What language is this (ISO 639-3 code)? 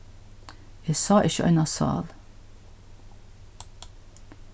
fao